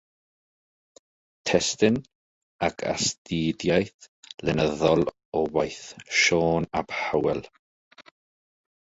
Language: Welsh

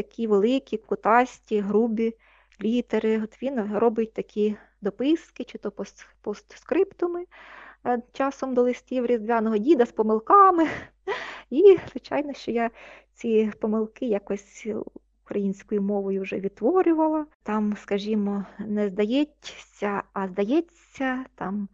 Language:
Ukrainian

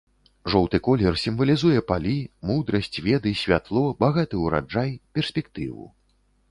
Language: Belarusian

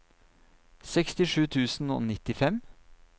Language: Norwegian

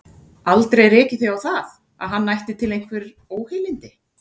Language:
Icelandic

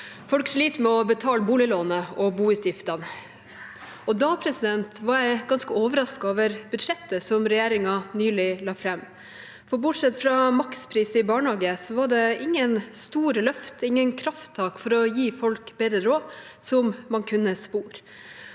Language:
Norwegian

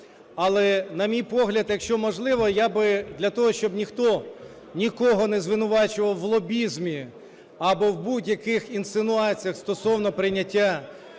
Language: Ukrainian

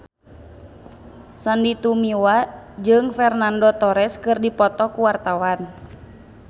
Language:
Sundanese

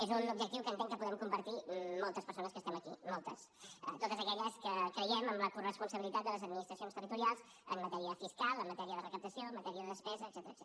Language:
Catalan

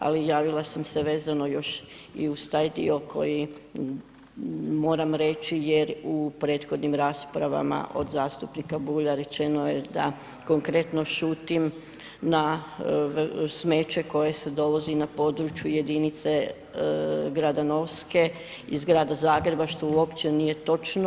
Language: Croatian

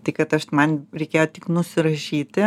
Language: Lithuanian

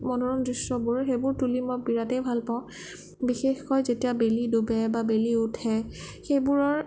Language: Assamese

